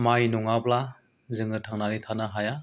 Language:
Bodo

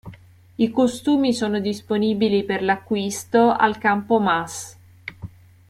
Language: Italian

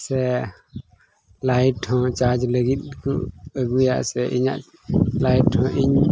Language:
Santali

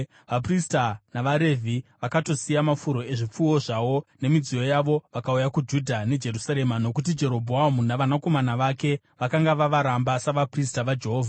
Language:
Shona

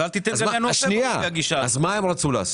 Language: Hebrew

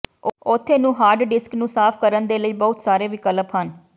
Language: Punjabi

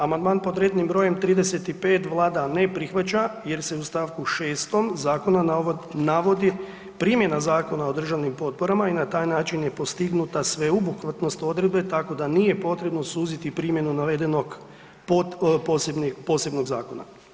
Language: Croatian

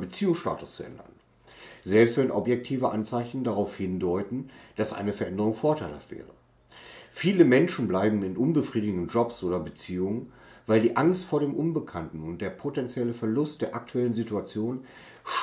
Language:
German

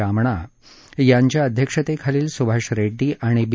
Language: Marathi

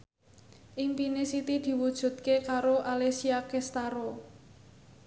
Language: Javanese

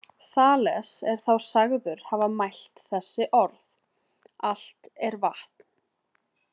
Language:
Icelandic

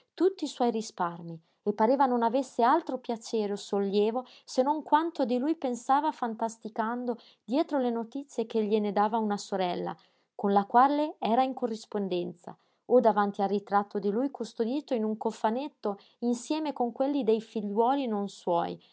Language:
Italian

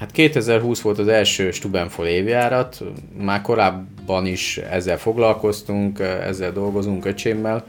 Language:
Hungarian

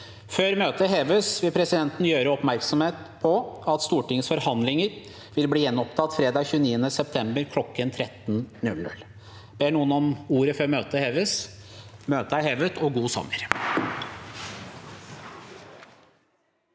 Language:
Norwegian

